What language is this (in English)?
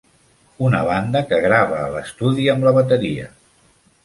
Catalan